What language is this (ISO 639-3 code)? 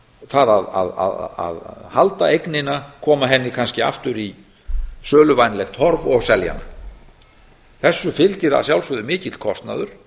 isl